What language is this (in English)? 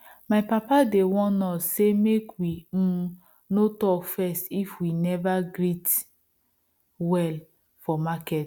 Nigerian Pidgin